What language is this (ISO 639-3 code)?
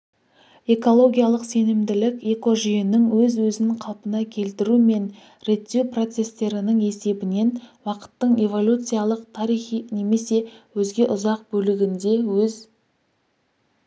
kaz